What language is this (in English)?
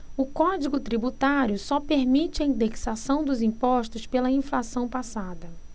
Portuguese